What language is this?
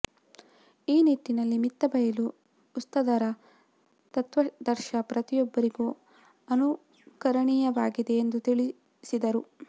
Kannada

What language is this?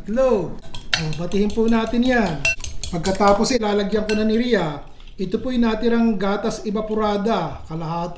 Filipino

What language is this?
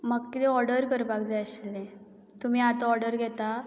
Konkani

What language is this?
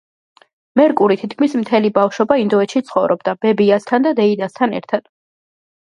Georgian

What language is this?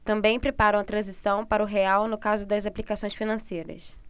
Portuguese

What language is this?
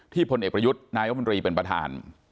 Thai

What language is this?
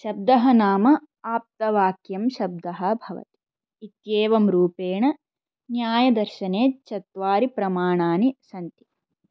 Sanskrit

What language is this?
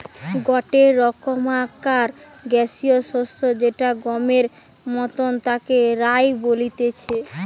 Bangla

